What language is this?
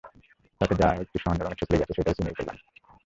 Bangla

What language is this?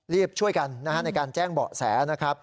Thai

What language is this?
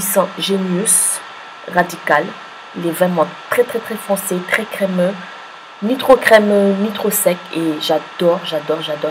French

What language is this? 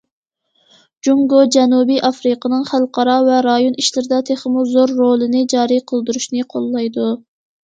Uyghur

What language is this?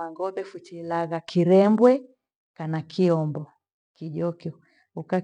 Gweno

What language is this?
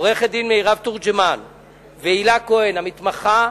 Hebrew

